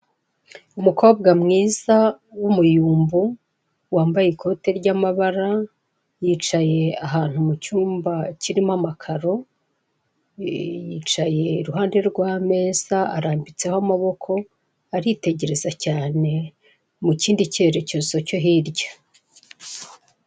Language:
Kinyarwanda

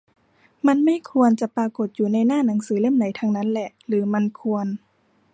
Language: Thai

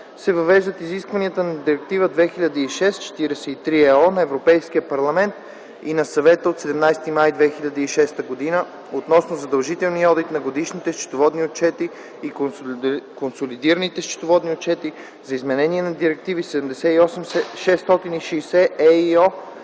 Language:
Bulgarian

